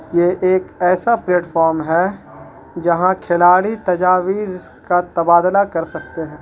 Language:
Urdu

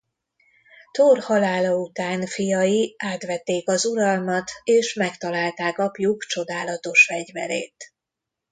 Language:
Hungarian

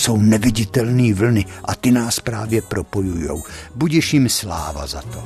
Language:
Czech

